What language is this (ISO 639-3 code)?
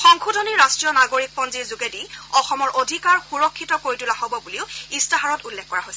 asm